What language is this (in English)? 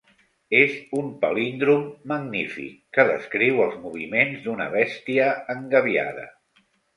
Catalan